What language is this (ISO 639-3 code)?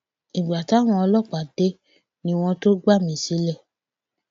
yor